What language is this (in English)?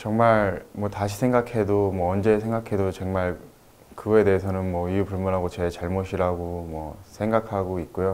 Korean